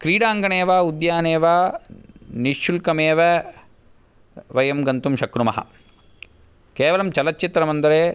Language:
Sanskrit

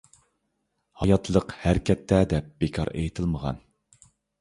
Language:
Uyghur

